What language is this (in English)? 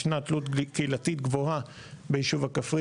Hebrew